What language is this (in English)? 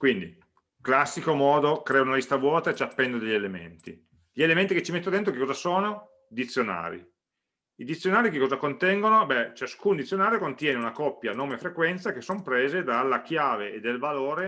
Italian